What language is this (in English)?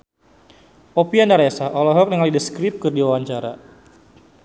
Sundanese